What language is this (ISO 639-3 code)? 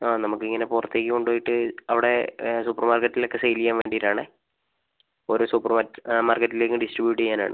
mal